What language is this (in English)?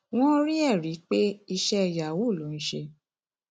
Yoruba